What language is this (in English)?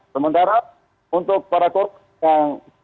Indonesian